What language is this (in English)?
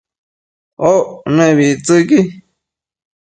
Matsés